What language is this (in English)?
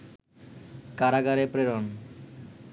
Bangla